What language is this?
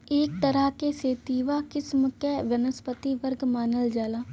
Bhojpuri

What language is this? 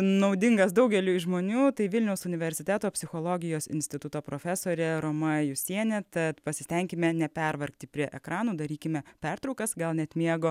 Lithuanian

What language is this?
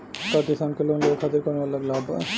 Bhojpuri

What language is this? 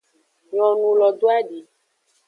Aja (Benin)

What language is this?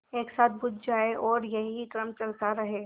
Hindi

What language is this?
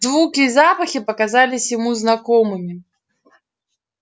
Russian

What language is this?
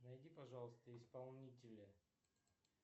Russian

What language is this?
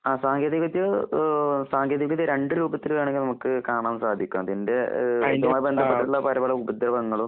Malayalam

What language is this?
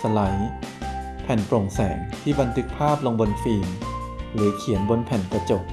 Thai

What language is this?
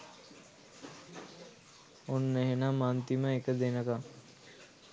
Sinhala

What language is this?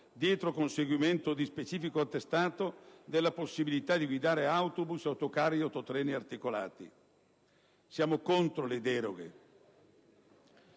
Italian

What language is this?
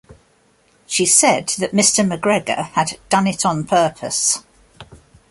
English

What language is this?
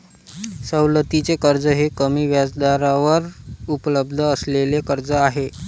Marathi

